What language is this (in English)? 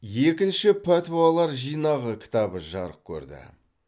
Kazakh